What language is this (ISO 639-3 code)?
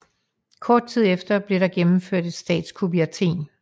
dan